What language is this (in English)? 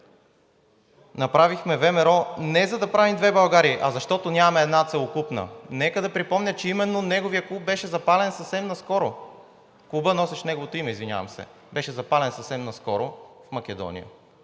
Bulgarian